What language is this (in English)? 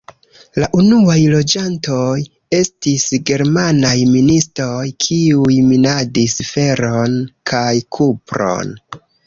Esperanto